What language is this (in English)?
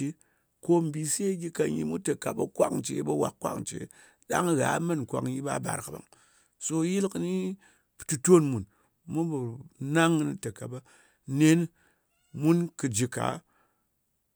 Ngas